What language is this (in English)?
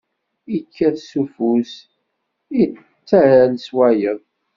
Kabyle